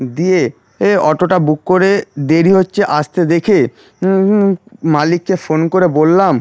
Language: Bangla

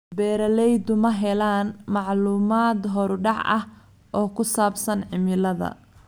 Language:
Somali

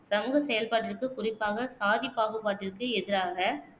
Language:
Tamil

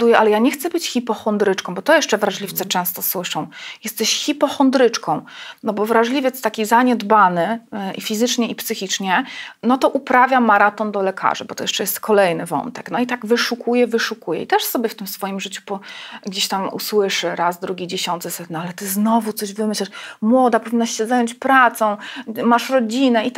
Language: Polish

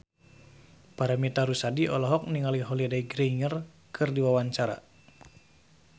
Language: Sundanese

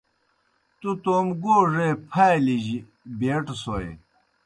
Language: Kohistani Shina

